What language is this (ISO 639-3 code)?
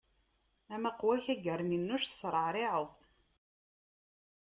kab